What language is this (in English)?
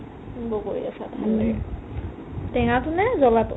Assamese